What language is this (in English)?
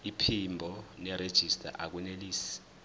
Zulu